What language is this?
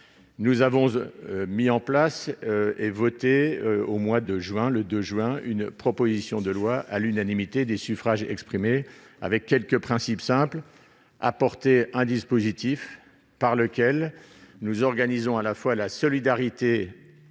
French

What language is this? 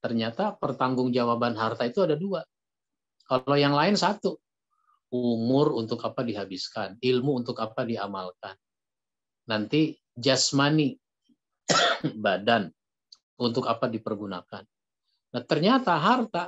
Indonesian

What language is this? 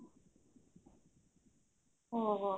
Odia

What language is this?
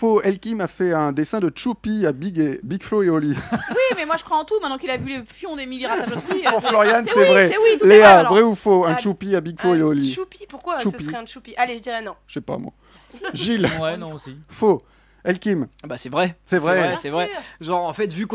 French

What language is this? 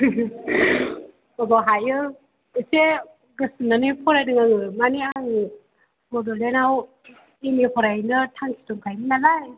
Bodo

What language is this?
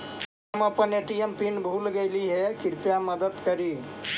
Magahi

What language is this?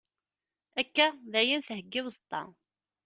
Kabyle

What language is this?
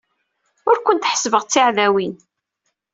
Kabyle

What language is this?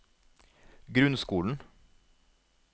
Norwegian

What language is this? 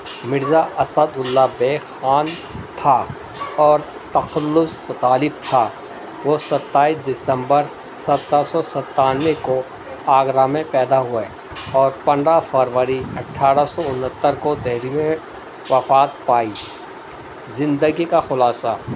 Urdu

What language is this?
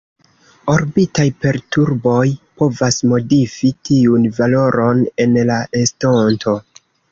Esperanto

